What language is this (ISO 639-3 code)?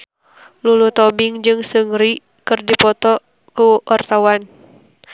sun